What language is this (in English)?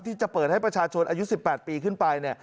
Thai